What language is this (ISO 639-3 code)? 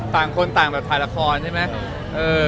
tha